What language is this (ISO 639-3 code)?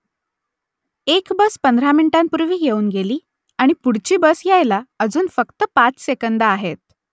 mar